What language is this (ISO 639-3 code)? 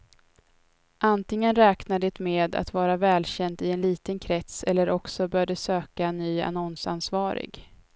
swe